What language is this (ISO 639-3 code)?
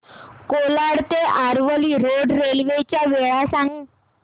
mar